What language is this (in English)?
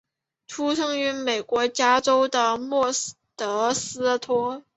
Chinese